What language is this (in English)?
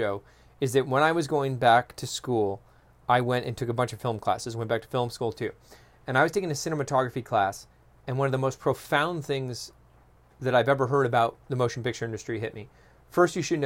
English